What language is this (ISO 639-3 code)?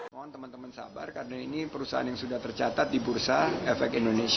ind